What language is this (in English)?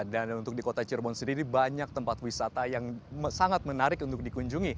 Indonesian